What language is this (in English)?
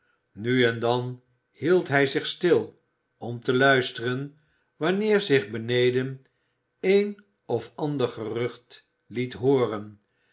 Dutch